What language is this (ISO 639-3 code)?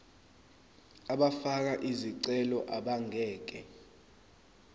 zul